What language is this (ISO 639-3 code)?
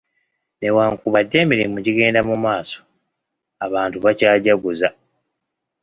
lug